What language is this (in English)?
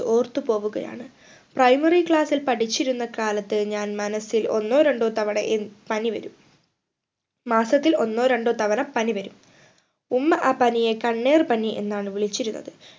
Malayalam